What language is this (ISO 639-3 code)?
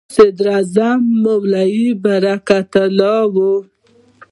pus